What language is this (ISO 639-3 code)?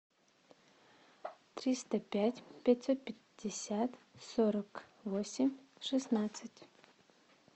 rus